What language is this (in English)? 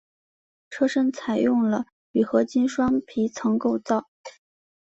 Chinese